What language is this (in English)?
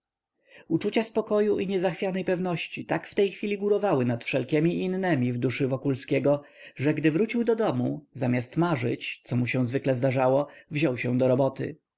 Polish